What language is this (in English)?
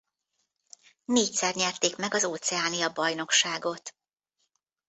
Hungarian